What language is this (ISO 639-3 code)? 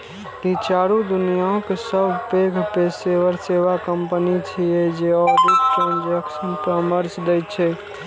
mai